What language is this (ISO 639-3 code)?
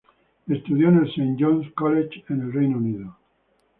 spa